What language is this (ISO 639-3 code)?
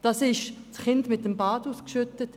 gsw